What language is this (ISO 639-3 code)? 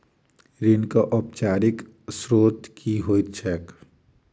mai